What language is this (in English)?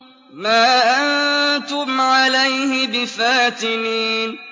Arabic